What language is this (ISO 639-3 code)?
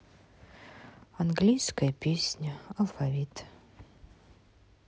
rus